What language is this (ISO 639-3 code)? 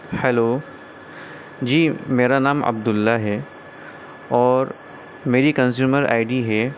urd